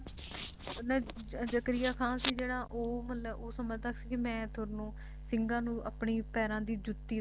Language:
Punjabi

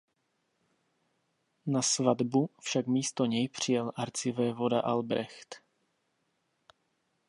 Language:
Czech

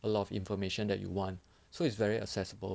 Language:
English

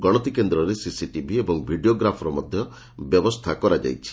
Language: Odia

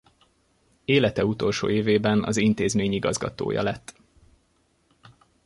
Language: Hungarian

